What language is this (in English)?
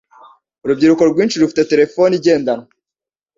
Kinyarwanda